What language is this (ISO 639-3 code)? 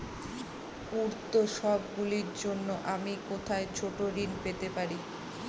ben